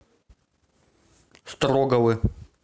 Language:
Russian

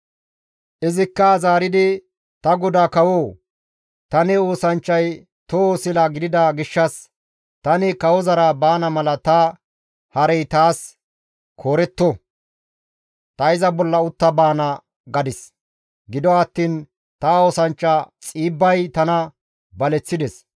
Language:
Gamo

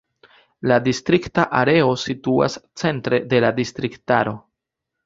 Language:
Esperanto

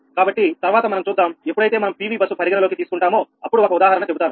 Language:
Telugu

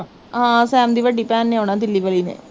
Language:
Punjabi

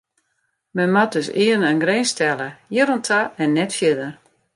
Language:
Western Frisian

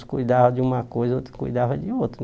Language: Portuguese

